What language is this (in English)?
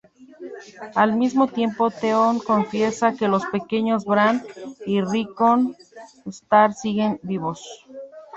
Spanish